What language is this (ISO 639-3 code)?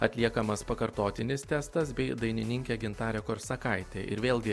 lit